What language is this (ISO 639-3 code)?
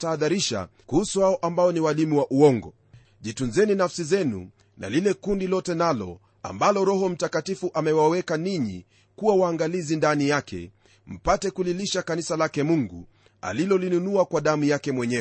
swa